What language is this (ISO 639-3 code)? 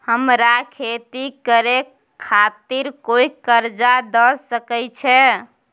mai